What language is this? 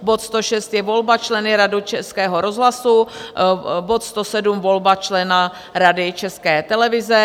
Czech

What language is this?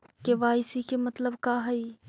Magahi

